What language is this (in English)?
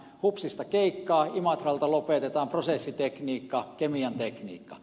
Finnish